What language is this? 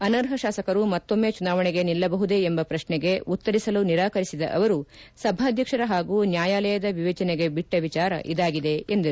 Kannada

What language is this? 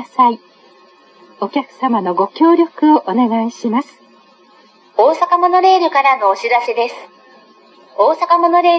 Japanese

